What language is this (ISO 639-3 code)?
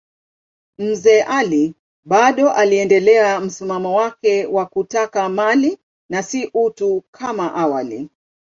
swa